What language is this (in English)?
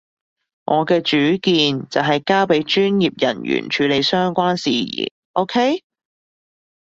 Cantonese